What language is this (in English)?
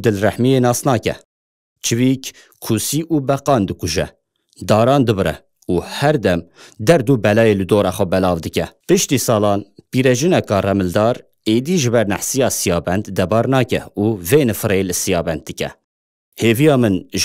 Persian